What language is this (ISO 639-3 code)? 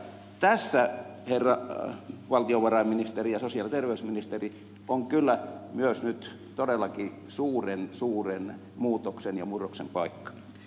fin